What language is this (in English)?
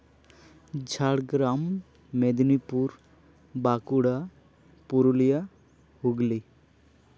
Santali